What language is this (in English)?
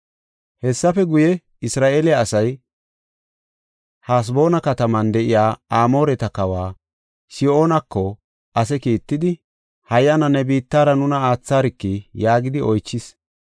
Gofa